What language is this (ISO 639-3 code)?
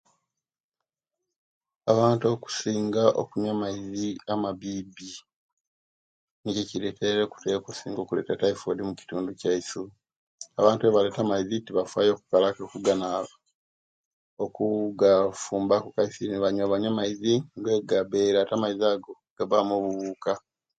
lke